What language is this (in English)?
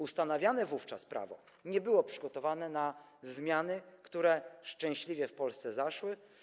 Polish